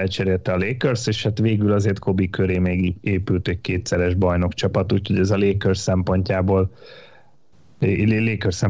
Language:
Hungarian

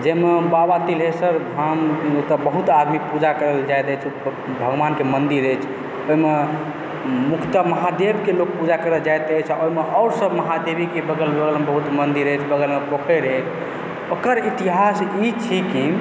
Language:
Maithili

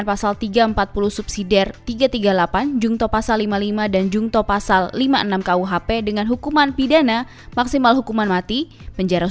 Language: Indonesian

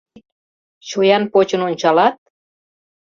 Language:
Mari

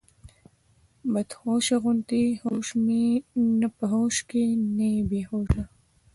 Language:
Pashto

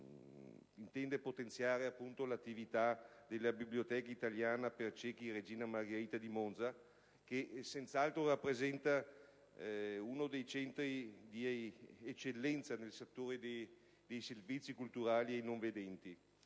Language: Italian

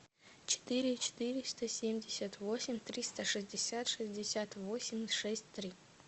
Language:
Russian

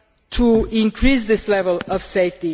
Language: English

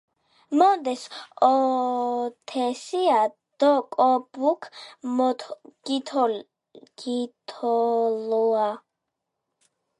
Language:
Georgian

